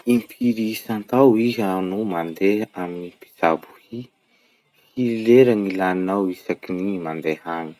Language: Masikoro Malagasy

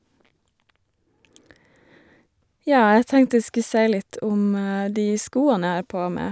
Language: Norwegian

